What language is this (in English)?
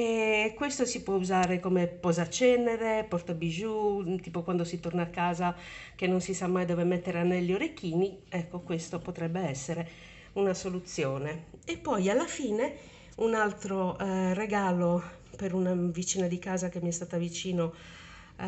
Italian